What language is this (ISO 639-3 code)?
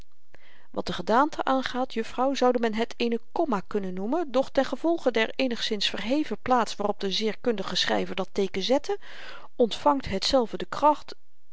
nld